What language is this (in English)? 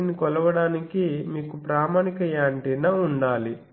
Telugu